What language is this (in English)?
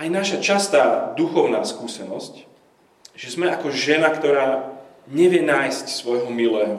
Slovak